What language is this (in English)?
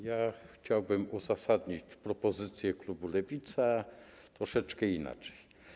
Polish